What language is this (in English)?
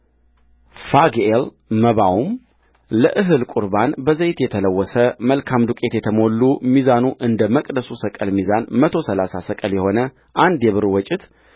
Amharic